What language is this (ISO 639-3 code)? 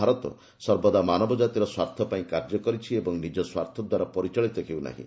ori